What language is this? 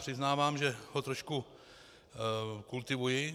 Czech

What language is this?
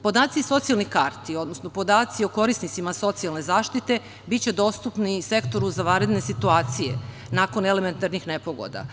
Serbian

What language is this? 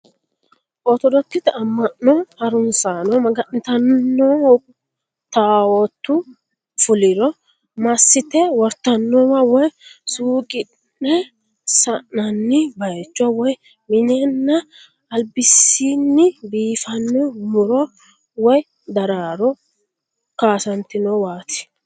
Sidamo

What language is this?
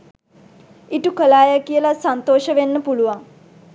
Sinhala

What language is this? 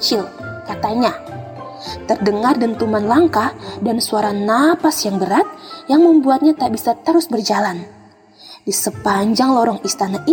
Indonesian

